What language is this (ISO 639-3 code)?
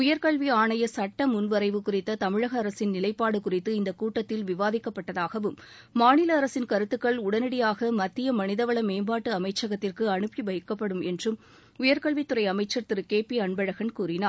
tam